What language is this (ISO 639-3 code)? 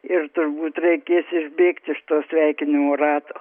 lit